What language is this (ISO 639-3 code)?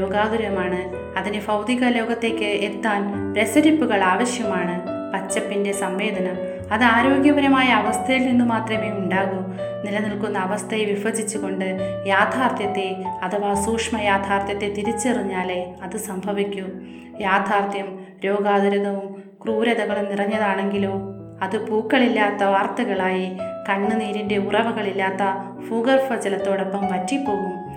mal